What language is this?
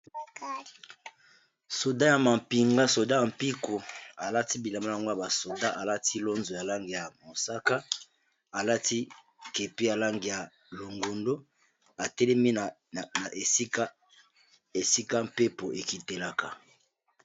Lingala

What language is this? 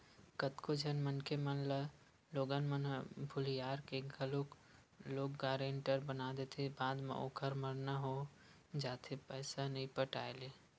Chhattisgarhi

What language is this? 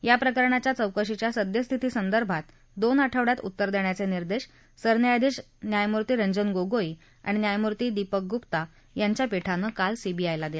Marathi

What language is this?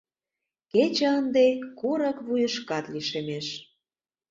Mari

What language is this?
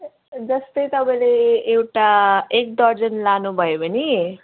Nepali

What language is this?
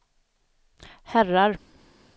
Swedish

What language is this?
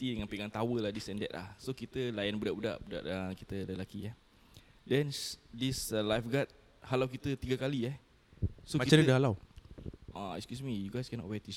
Malay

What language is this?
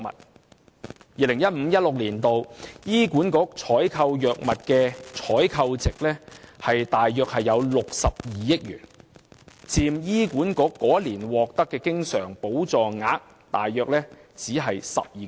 Cantonese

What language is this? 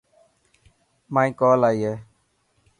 Dhatki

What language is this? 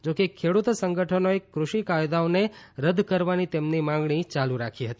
Gujarati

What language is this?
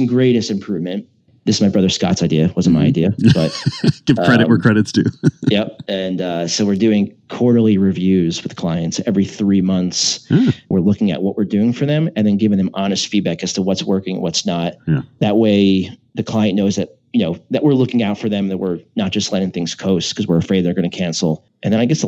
English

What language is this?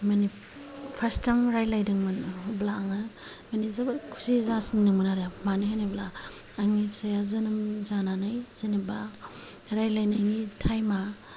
Bodo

